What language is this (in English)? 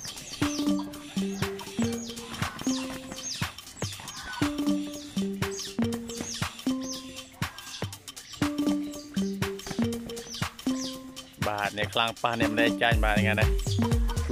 Thai